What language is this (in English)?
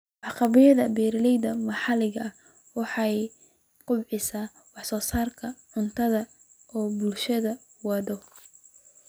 Somali